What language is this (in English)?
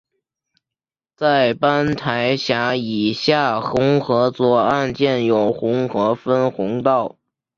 Chinese